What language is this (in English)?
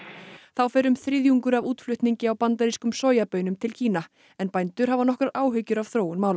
Icelandic